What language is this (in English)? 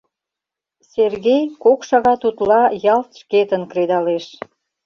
Mari